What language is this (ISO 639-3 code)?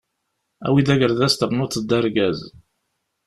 kab